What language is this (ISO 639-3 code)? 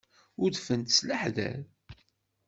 kab